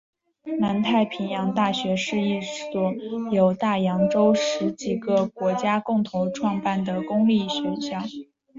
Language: Chinese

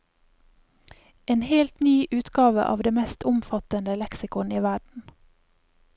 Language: Norwegian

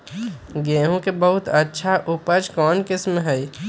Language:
Magahi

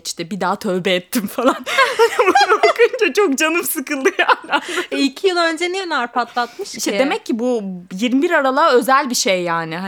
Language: Turkish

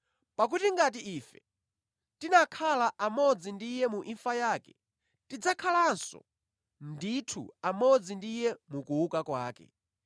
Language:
Nyanja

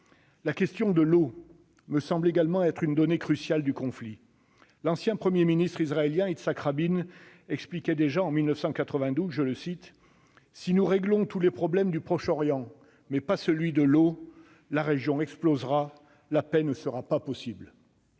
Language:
French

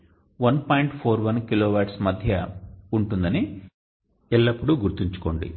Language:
Telugu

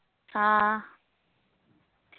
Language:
Malayalam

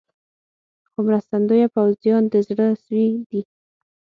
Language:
Pashto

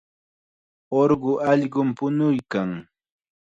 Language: Chiquián Ancash Quechua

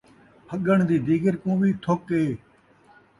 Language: Saraiki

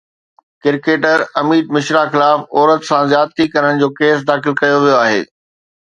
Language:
Sindhi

